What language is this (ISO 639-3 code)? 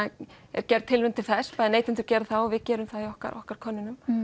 isl